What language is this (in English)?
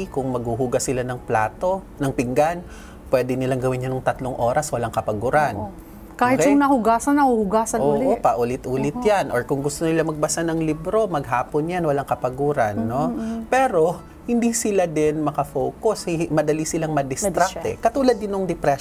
Filipino